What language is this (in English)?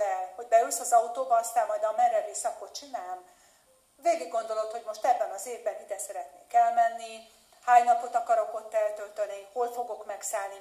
Hungarian